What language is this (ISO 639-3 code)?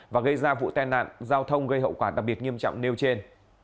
vie